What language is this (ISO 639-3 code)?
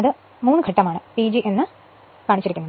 mal